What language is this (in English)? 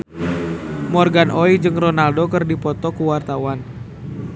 Sundanese